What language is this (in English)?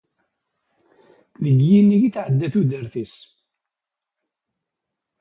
Kabyle